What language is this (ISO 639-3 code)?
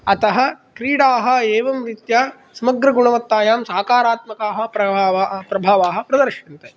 san